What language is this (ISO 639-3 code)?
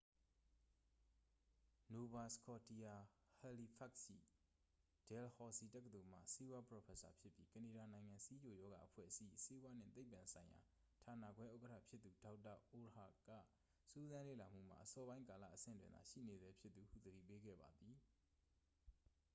mya